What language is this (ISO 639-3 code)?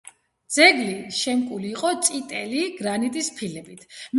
kat